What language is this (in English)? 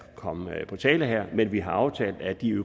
Danish